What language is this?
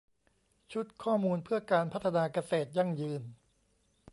Thai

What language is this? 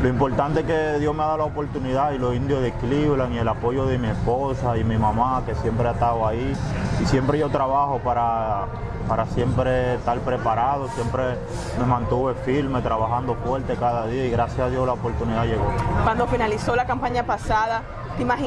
Spanish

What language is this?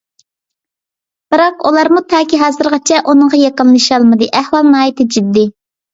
Uyghur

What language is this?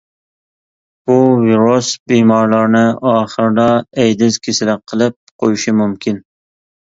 Uyghur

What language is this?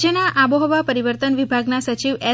Gujarati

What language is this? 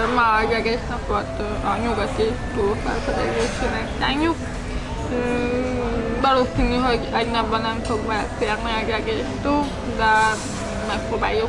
Hungarian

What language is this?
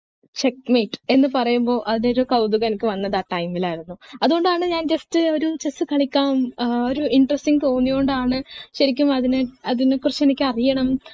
Malayalam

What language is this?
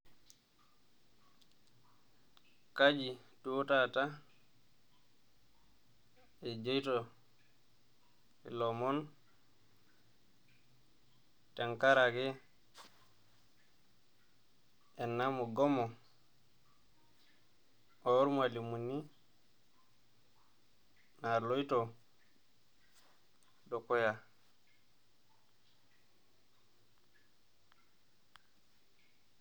Masai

